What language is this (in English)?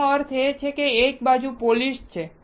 Gujarati